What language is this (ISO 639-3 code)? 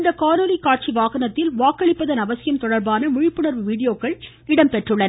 tam